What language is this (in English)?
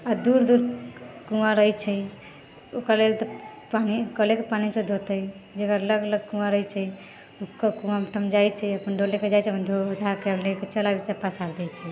Maithili